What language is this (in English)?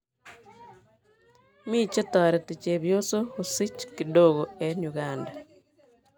Kalenjin